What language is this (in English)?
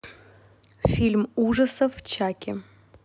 Russian